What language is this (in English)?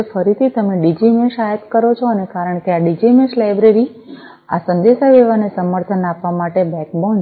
Gujarati